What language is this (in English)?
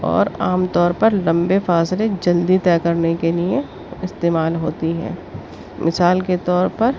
Urdu